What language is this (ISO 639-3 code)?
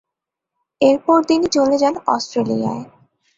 ben